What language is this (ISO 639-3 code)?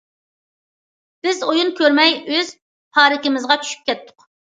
uig